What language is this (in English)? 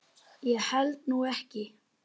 Icelandic